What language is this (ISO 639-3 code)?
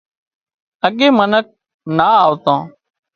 kxp